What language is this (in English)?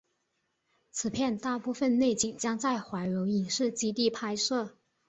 Chinese